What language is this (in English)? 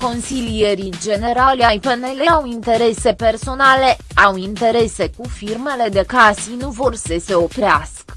Romanian